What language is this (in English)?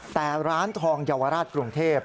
Thai